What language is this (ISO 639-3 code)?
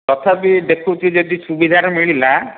ori